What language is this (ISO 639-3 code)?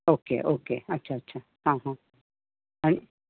kok